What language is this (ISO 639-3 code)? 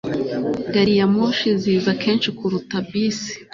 kin